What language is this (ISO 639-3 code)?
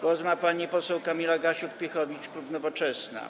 pol